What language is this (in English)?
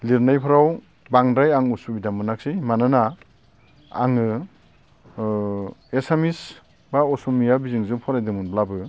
Bodo